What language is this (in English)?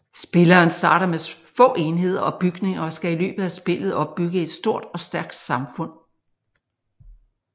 Danish